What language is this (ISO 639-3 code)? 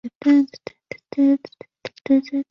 zho